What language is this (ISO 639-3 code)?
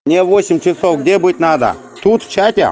rus